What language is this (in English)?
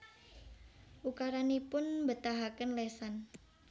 Javanese